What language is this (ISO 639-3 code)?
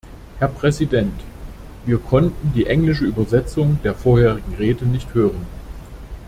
deu